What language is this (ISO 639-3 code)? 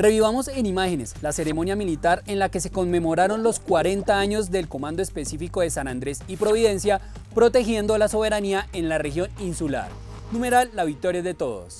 spa